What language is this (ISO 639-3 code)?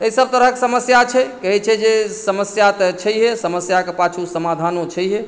mai